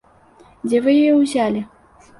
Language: Belarusian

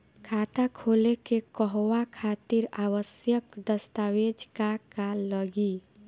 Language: Bhojpuri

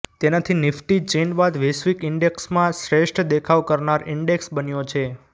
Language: Gujarati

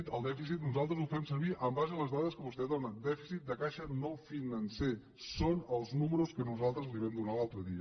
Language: Catalan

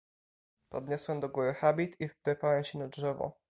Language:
Polish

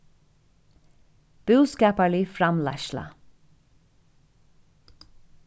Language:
Faroese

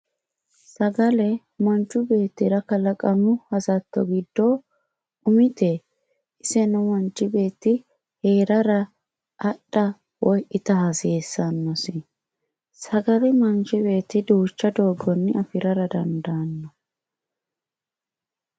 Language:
Sidamo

